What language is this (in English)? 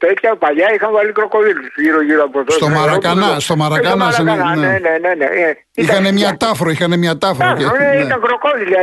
Greek